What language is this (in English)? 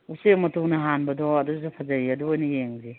Manipuri